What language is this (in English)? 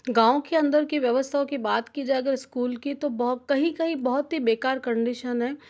Hindi